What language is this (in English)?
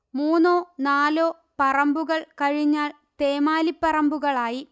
Malayalam